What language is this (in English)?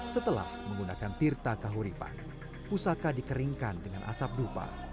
Indonesian